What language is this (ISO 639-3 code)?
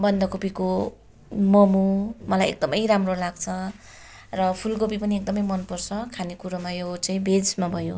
nep